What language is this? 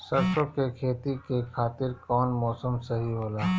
Bhojpuri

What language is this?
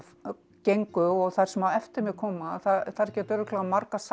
Icelandic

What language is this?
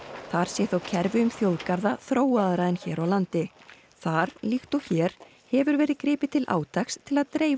Icelandic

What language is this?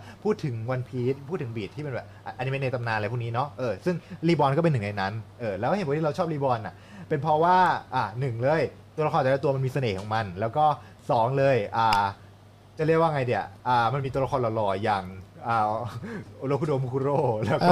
Thai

